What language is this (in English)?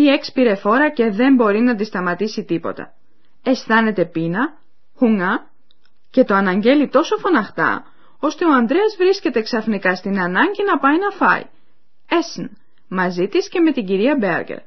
Greek